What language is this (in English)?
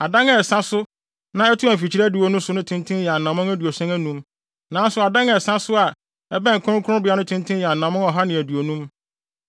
Akan